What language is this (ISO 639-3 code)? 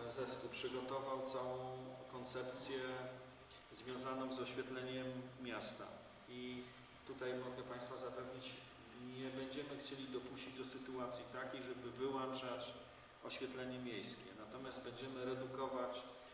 pol